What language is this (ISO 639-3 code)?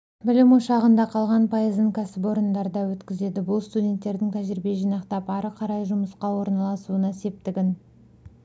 kaz